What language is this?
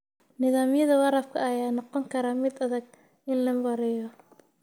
Somali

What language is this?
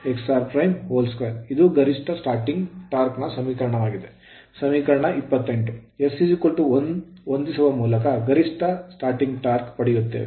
Kannada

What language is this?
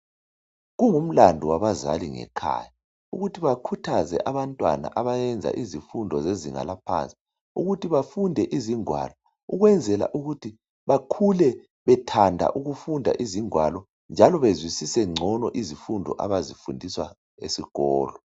North Ndebele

